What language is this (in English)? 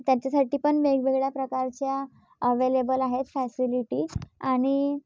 Marathi